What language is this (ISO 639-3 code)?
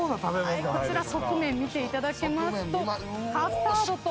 jpn